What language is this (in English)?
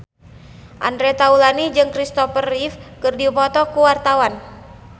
Sundanese